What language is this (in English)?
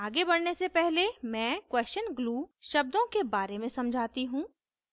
Hindi